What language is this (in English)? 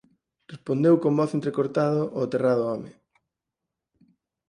Galician